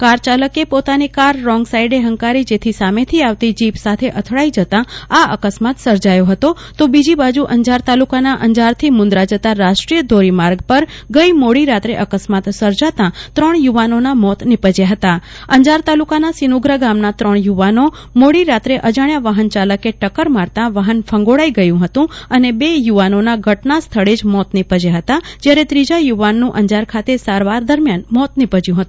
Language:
Gujarati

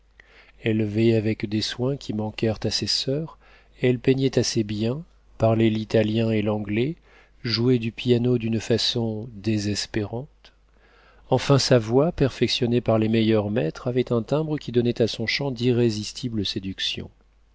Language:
French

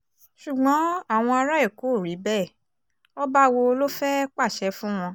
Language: Yoruba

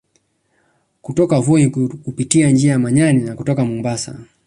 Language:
Swahili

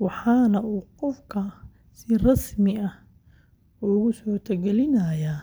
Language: Somali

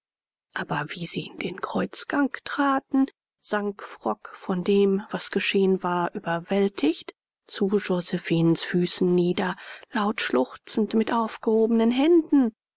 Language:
German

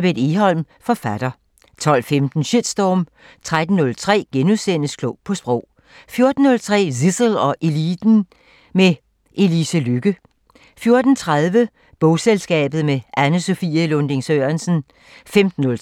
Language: Danish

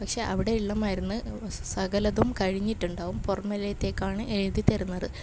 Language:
Malayalam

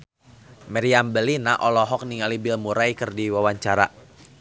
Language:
Sundanese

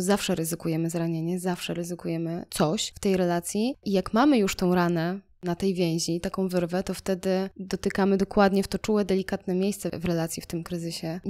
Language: Polish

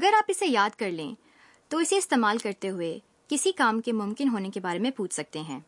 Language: Urdu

